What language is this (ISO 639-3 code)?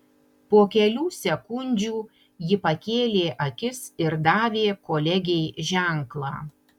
lit